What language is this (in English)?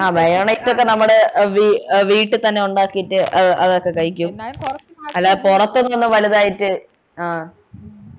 Malayalam